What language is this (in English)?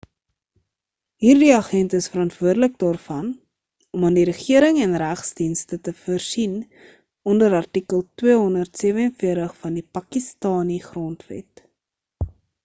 Afrikaans